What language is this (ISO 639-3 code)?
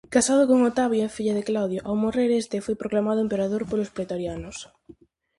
glg